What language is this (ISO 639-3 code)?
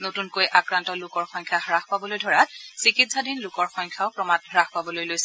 asm